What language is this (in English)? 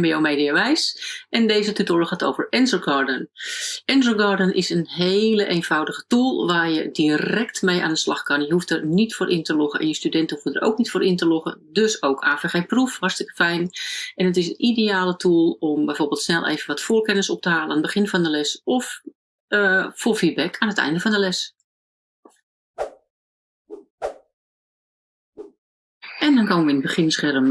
Dutch